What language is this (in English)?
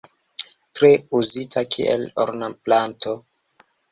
Esperanto